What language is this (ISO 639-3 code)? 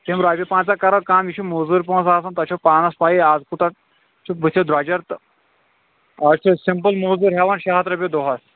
kas